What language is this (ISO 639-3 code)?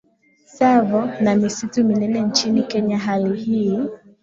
swa